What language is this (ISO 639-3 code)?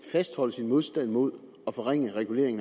dan